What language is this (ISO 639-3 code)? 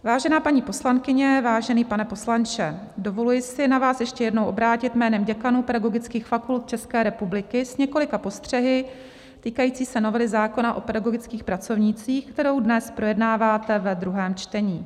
ces